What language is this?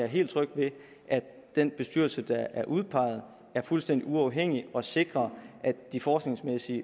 Danish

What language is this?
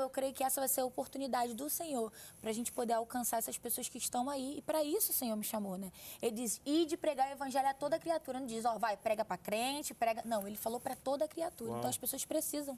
Portuguese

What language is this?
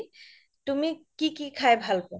Assamese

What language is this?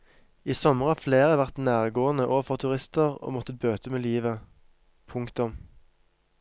Norwegian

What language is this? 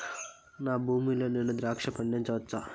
Telugu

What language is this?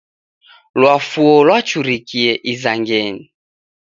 Taita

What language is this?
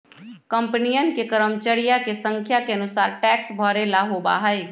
Magahi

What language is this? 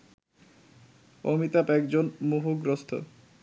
Bangla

